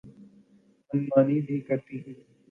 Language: Urdu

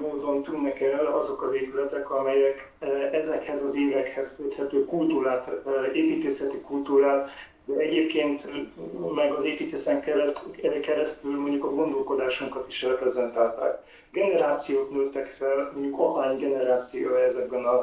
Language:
Hungarian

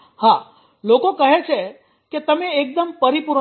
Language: Gujarati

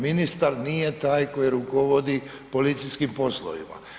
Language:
Croatian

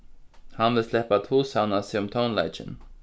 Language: Faroese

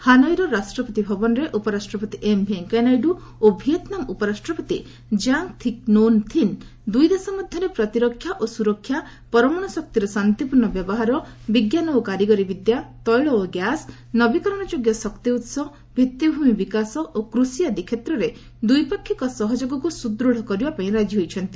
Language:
Odia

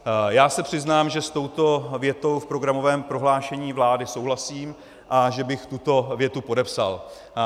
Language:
Czech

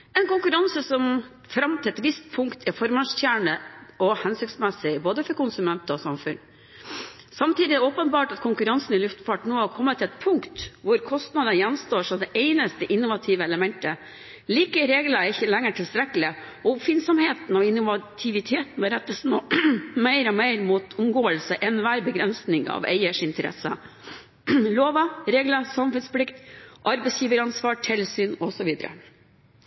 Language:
Norwegian Bokmål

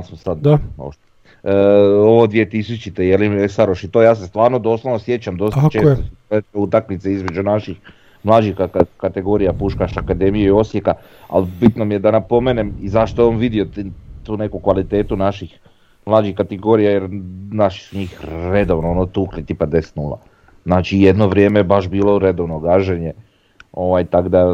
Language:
Croatian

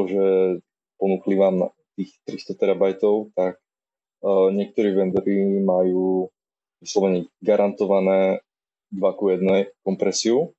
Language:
Slovak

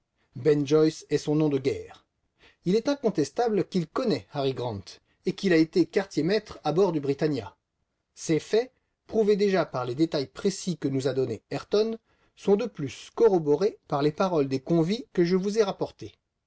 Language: French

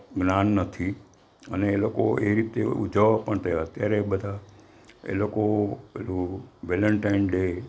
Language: Gujarati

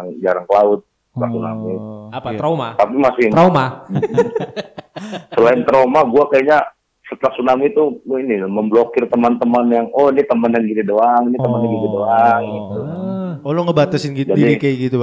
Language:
Indonesian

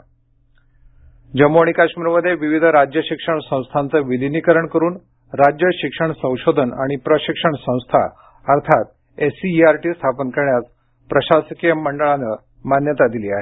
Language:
Marathi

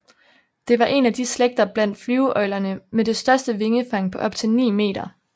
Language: Danish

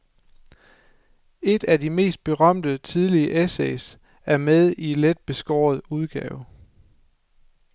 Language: Danish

